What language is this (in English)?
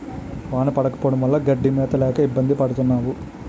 Telugu